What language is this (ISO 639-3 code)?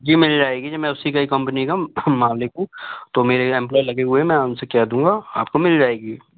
hin